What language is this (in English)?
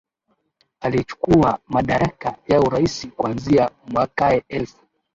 Swahili